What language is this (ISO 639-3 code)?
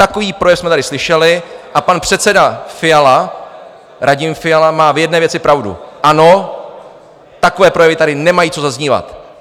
ces